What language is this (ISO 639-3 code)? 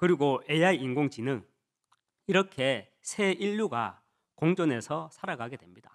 kor